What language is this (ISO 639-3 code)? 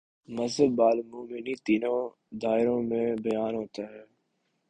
urd